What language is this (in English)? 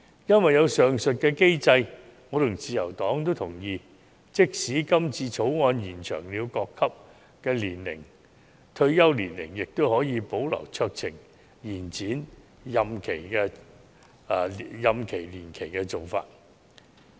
Cantonese